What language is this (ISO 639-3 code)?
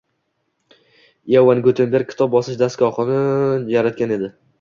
uzb